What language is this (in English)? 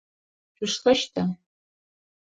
Adyghe